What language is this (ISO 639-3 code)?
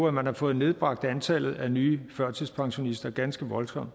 dan